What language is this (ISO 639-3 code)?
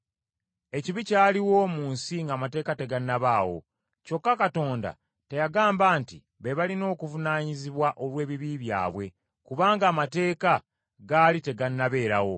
lug